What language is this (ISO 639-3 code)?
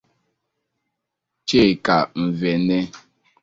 ibo